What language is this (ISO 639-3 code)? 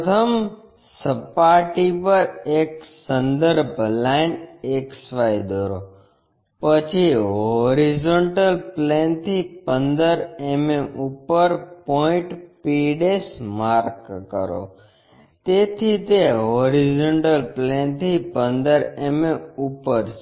guj